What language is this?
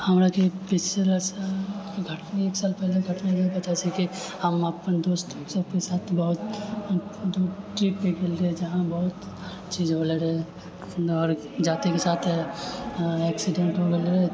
Maithili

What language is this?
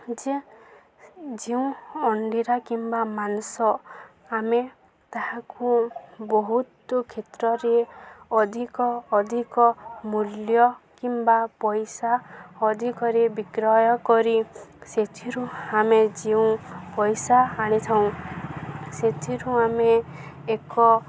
Odia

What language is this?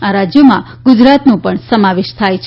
Gujarati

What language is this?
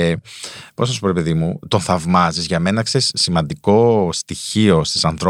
Greek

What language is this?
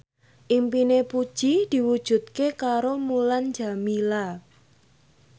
Javanese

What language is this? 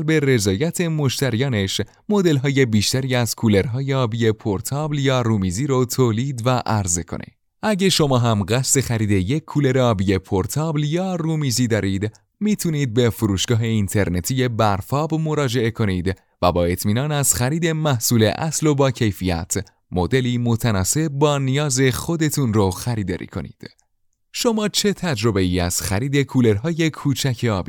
Persian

